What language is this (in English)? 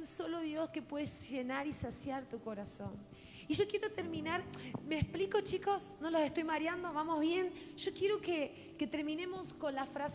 Spanish